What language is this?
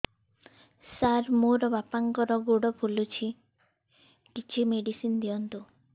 Odia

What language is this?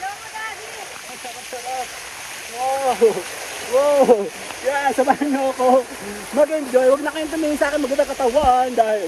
Filipino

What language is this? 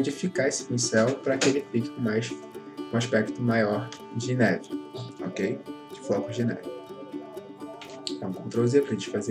Portuguese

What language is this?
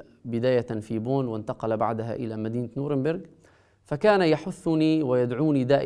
Arabic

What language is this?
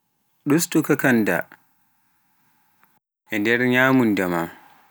Pular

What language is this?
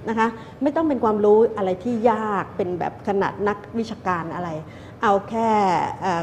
Thai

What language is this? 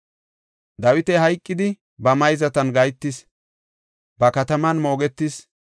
Gofa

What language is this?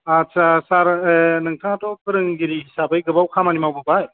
Bodo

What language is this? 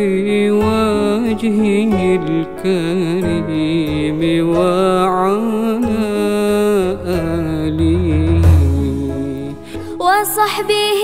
Arabic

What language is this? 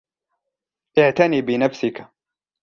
Arabic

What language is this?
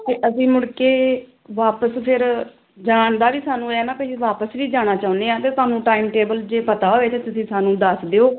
Punjabi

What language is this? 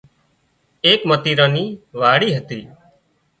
Wadiyara Koli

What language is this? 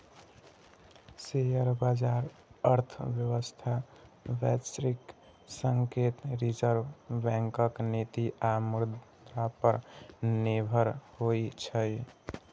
Maithili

